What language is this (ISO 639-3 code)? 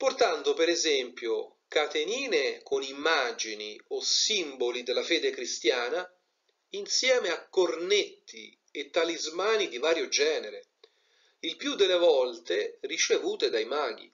ita